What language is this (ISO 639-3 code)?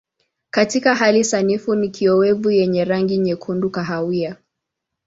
swa